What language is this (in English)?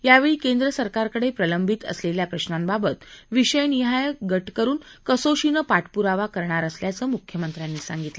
Marathi